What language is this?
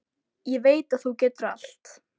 Icelandic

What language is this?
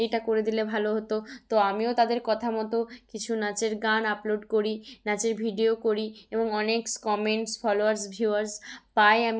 Bangla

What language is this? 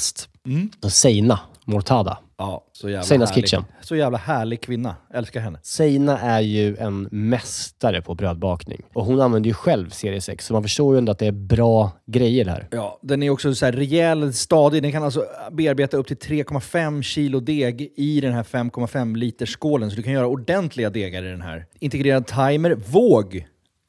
Swedish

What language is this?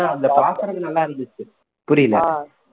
Tamil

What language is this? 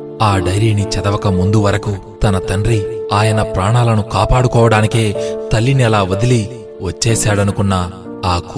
Telugu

